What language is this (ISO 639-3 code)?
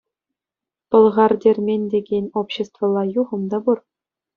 chv